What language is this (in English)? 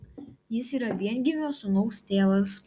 Lithuanian